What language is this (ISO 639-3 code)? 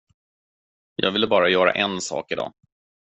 swe